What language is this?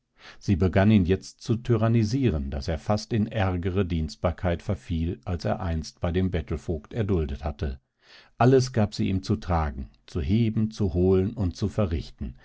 German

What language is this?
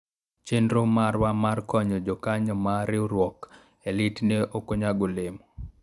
Luo (Kenya and Tanzania)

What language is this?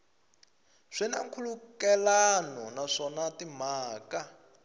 Tsonga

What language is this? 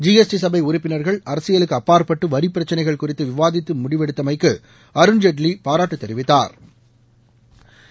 Tamil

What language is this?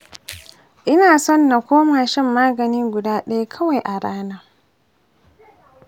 Hausa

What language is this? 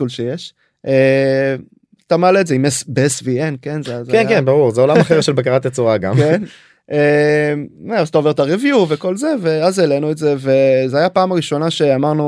Hebrew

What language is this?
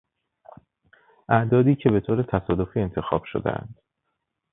Persian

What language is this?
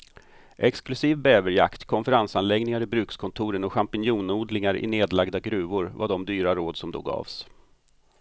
Swedish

